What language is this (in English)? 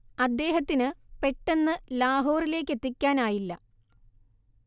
Malayalam